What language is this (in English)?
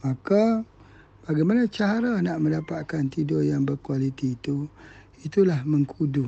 Malay